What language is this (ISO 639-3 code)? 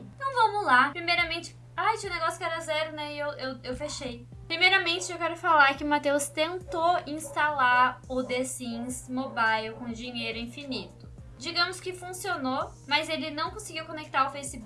por